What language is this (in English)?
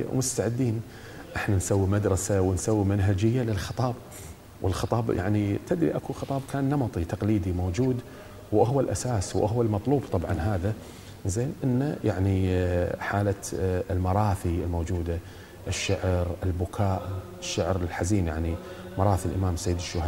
Arabic